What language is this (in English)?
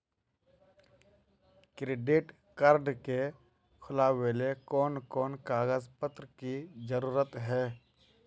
Magahi